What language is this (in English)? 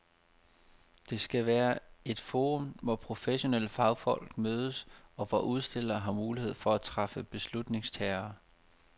Danish